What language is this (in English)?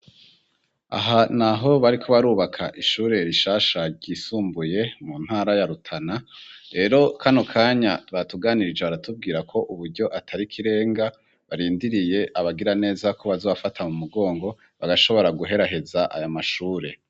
Rundi